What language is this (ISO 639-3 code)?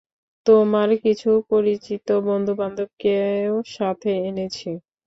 ben